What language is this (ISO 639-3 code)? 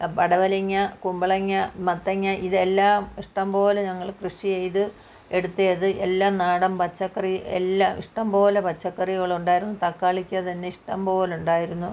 mal